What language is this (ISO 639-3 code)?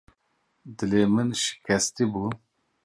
kur